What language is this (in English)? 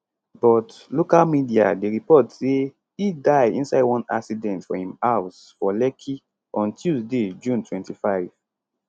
Nigerian Pidgin